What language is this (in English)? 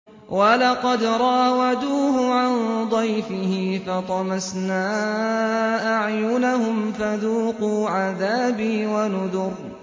Arabic